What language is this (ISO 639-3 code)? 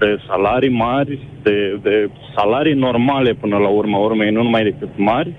ron